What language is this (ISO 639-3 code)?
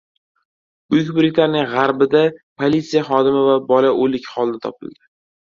uzb